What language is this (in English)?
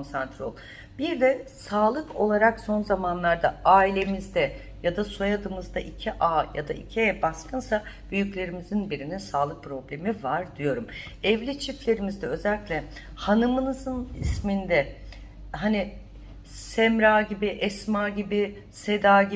Turkish